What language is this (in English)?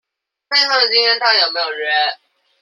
Chinese